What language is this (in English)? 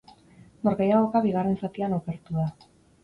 Basque